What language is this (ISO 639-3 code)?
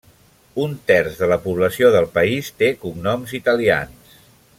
cat